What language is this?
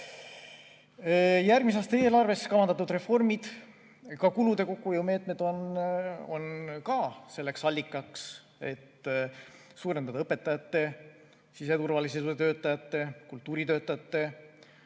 Estonian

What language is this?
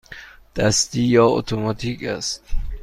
Persian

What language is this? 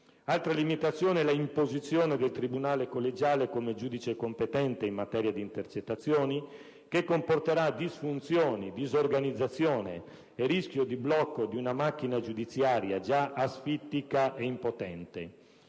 Italian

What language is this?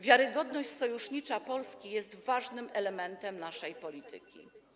Polish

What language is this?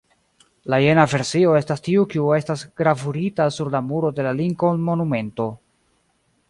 Esperanto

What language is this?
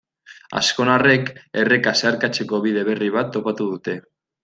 Basque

